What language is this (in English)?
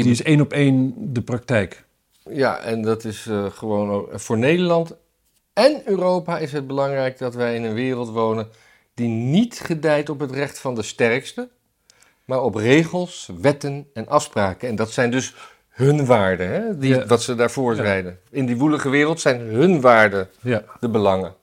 Dutch